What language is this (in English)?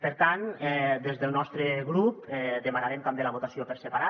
Catalan